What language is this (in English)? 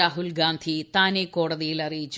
Malayalam